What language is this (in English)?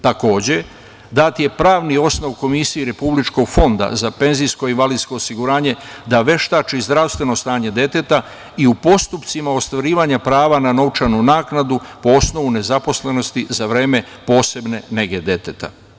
Serbian